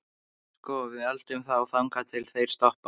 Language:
Icelandic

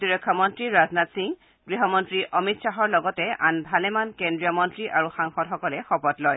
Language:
Assamese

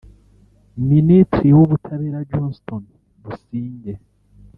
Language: Kinyarwanda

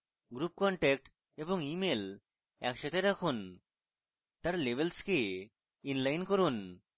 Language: Bangla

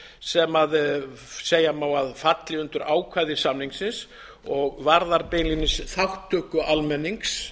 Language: Icelandic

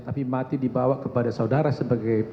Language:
Indonesian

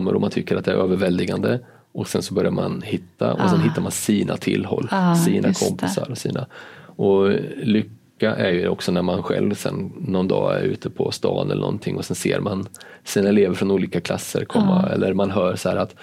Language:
Swedish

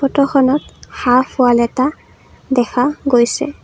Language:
Assamese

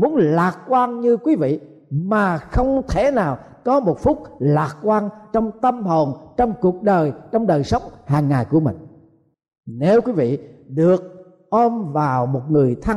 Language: Vietnamese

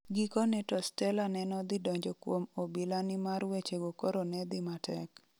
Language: Luo (Kenya and Tanzania)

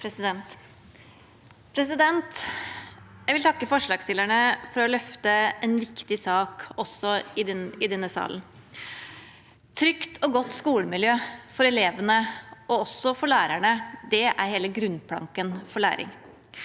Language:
Norwegian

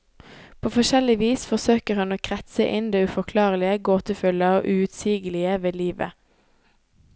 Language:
Norwegian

